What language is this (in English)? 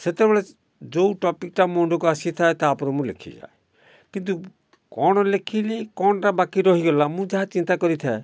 Odia